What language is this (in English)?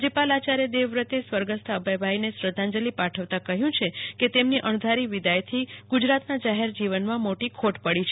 Gujarati